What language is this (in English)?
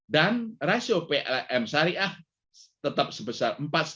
Indonesian